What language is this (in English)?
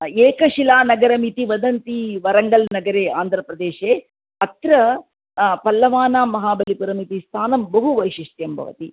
Sanskrit